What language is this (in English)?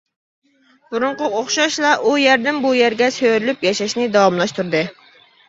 Uyghur